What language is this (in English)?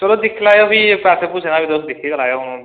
Dogri